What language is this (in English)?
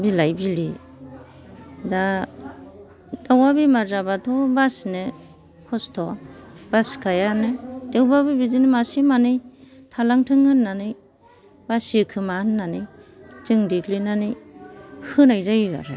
Bodo